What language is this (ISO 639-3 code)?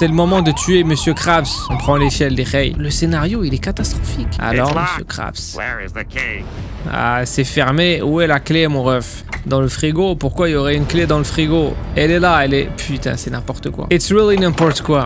fra